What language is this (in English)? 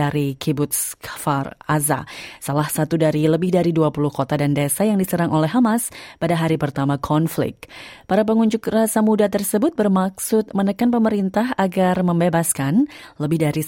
Indonesian